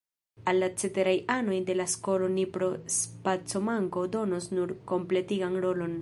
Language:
Esperanto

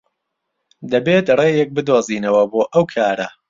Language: Central Kurdish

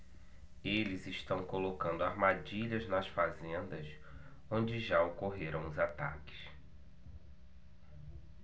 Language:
Portuguese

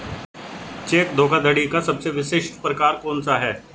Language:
Hindi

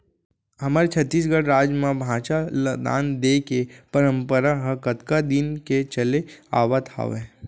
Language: Chhattisgarhi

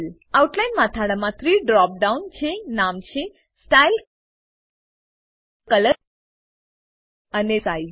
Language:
Gujarati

